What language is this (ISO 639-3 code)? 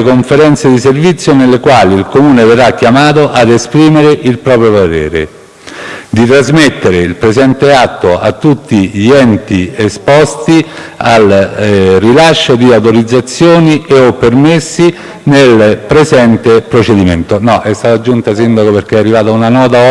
ita